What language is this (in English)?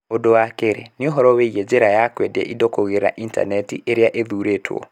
Kikuyu